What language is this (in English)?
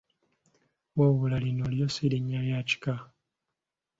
Ganda